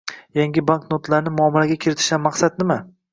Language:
Uzbek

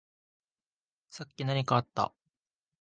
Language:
Japanese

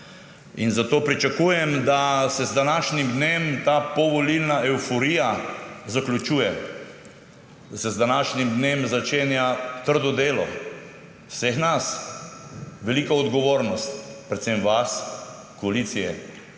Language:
Slovenian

